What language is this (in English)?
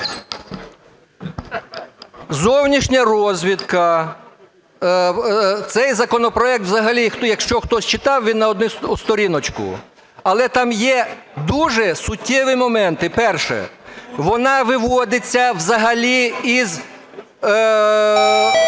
Ukrainian